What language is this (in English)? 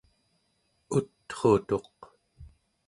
Central Yupik